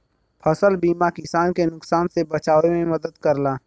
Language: Bhojpuri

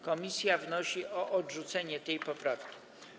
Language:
Polish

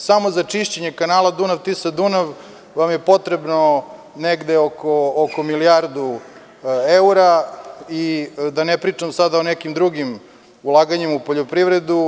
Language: Serbian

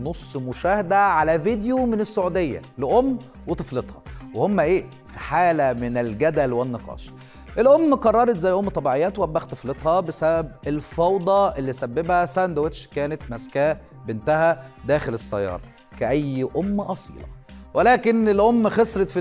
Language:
Arabic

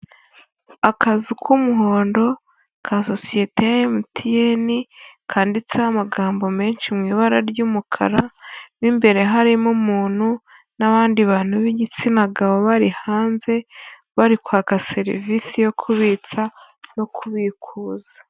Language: Kinyarwanda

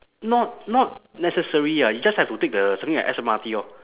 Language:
English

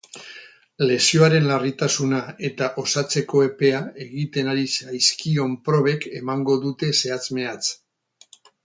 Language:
Basque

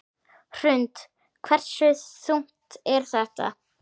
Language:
Icelandic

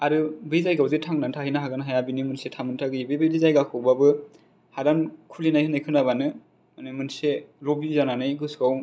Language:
Bodo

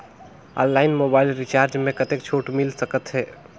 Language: Chhattisgarhi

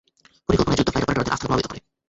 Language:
Bangla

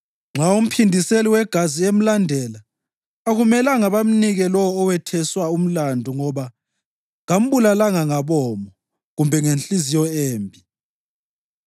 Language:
North Ndebele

